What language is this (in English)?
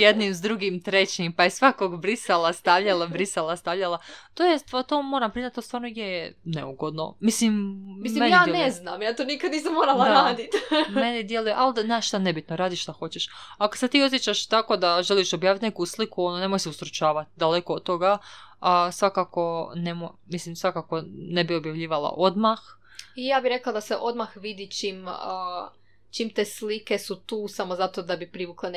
Croatian